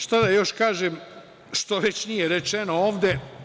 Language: Serbian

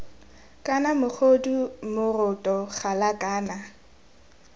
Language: Tswana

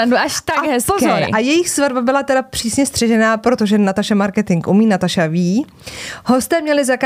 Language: Czech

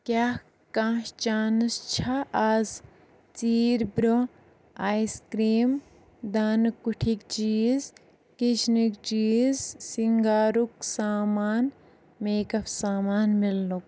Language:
Kashmiri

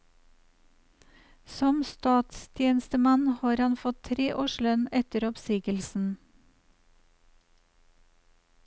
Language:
Norwegian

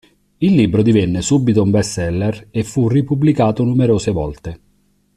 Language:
Italian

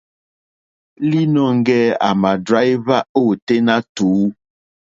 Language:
Mokpwe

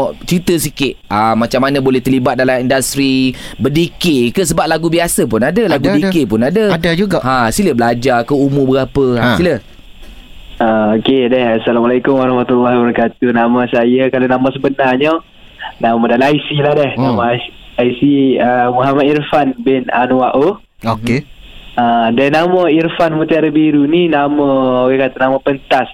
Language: Malay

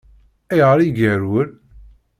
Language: Kabyle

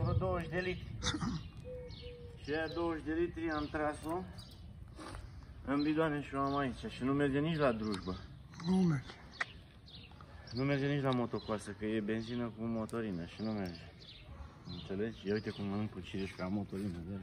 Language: Romanian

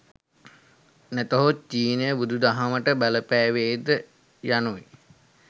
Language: Sinhala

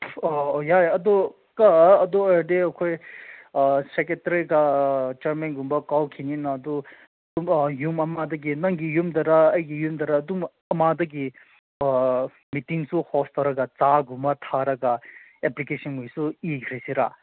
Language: Manipuri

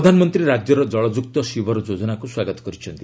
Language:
Odia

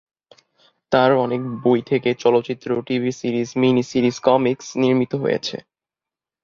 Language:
Bangla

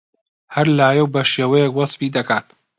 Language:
Central Kurdish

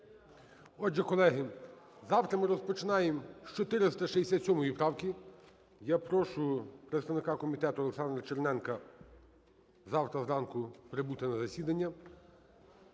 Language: Ukrainian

